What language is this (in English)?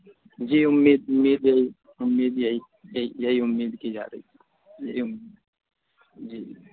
Urdu